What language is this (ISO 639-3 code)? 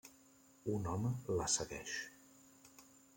cat